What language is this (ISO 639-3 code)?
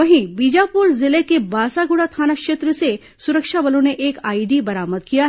hin